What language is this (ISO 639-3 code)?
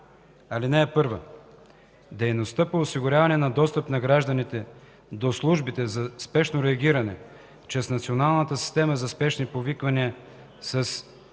bul